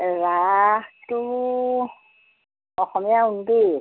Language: Assamese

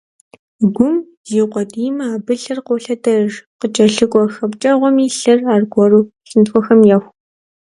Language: Kabardian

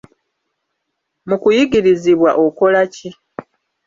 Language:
Ganda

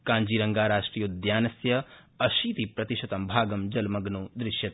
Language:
Sanskrit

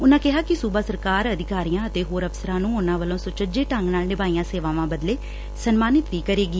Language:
Punjabi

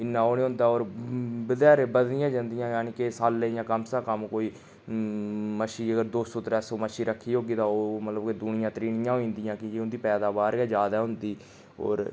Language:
Dogri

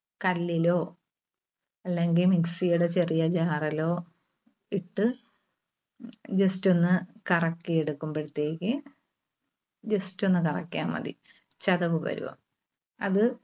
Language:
Malayalam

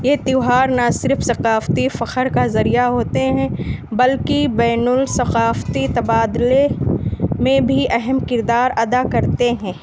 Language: Urdu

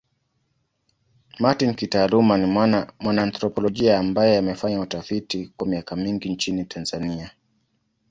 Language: Swahili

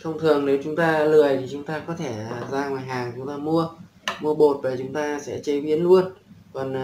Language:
Vietnamese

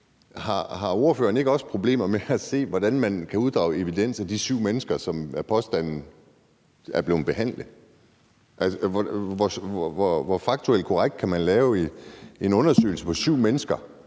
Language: Danish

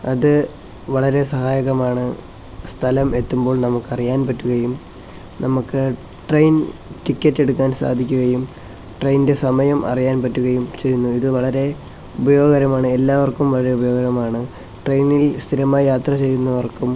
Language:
Malayalam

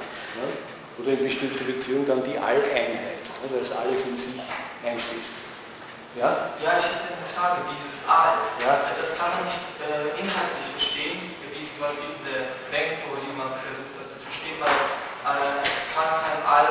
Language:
German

